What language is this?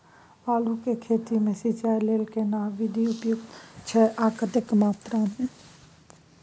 Maithili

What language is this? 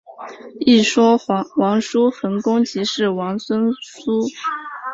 Chinese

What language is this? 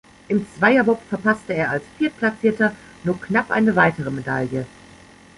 German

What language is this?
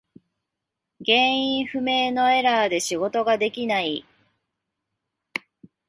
Japanese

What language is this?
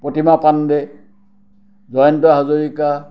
Assamese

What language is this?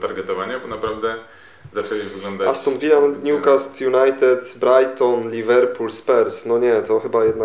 Polish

